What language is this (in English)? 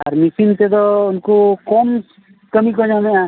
Santali